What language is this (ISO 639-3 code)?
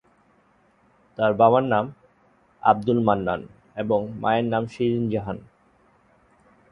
ben